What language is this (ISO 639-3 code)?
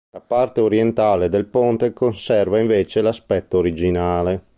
ita